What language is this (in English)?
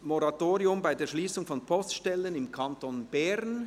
Swiss German